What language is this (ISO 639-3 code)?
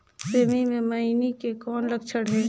hne